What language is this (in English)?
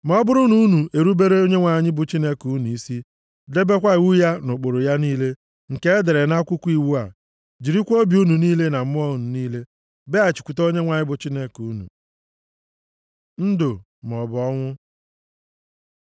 Igbo